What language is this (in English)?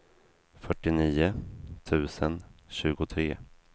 Swedish